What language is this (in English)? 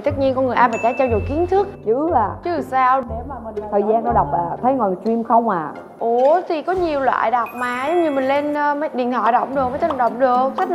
Vietnamese